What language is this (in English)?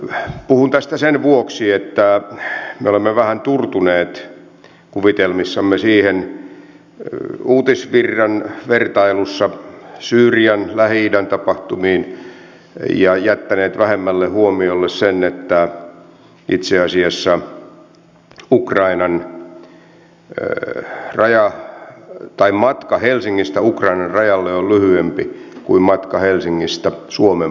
Finnish